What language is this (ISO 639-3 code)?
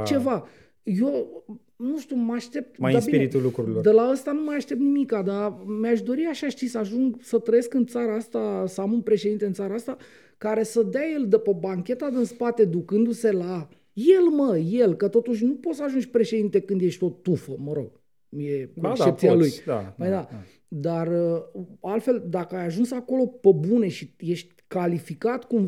ron